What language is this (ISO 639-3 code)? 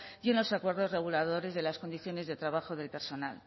spa